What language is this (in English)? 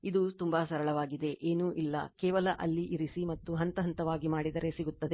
Kannada